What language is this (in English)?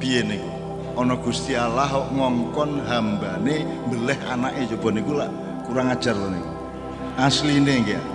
Indonesian